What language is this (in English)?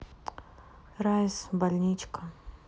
Russian